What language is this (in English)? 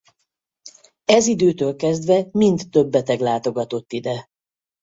Hungarian